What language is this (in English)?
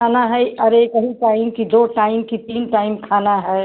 Hindi